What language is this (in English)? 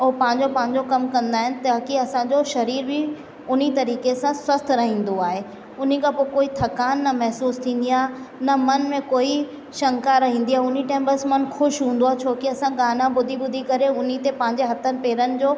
Sindhi